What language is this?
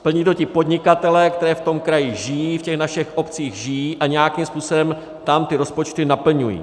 Czech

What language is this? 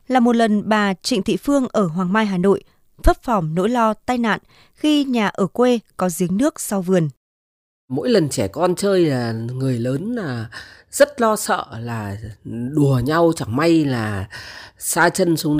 Vietnamese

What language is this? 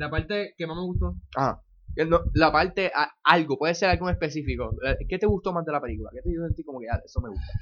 Spanish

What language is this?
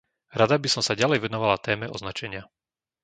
Slovak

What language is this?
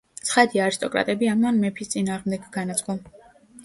Georgian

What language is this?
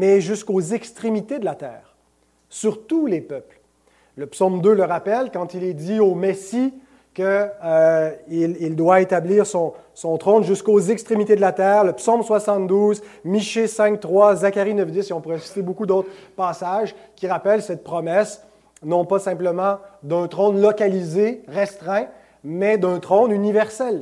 French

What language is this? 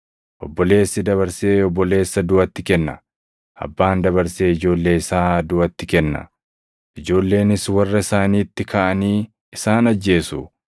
Oromo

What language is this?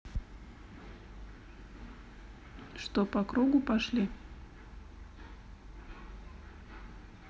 Russian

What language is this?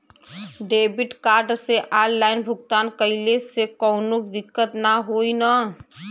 Bhojpuri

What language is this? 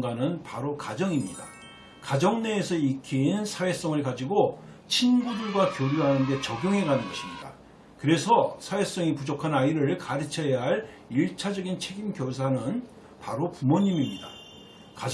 Korean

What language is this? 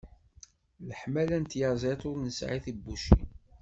Kabyle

